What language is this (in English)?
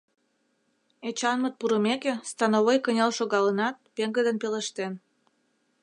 Mari